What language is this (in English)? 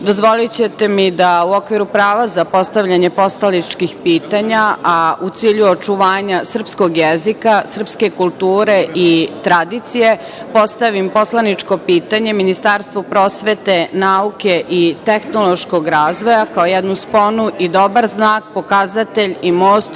Serbian